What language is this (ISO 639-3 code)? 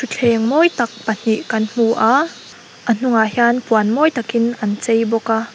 lus